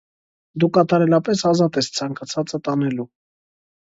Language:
Armenian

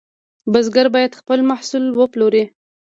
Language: Pashto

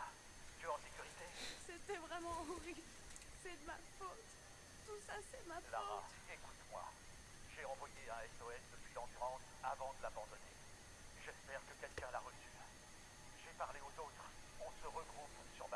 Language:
French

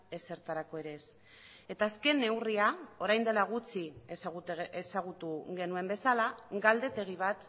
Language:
Basque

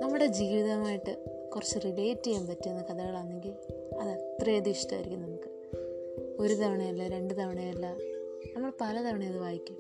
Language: Malayalam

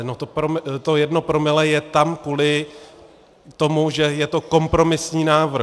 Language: Czech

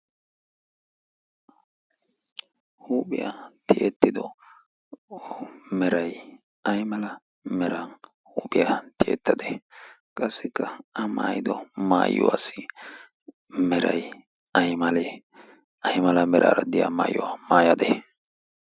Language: Wolaytta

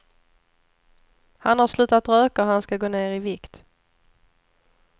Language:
Swedish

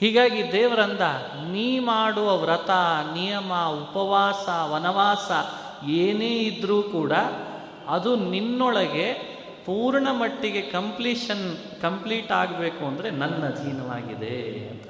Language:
Kannada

